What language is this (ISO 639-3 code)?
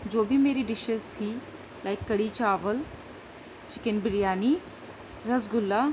urd